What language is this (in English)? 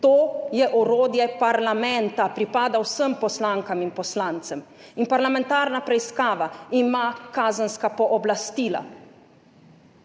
Slovenian